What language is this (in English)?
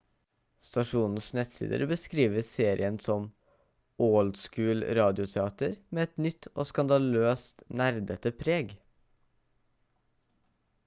Norwegian Bokmål